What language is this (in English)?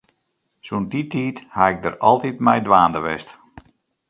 Western Frisian